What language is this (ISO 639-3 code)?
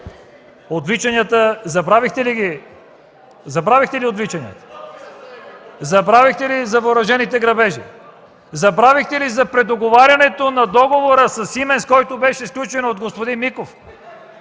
bul